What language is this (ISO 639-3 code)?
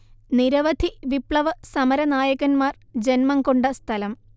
mal